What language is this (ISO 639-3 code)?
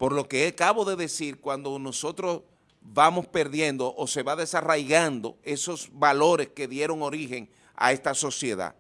spa